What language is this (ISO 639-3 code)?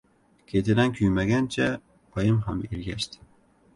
uzb